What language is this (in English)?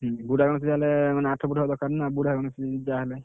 Odia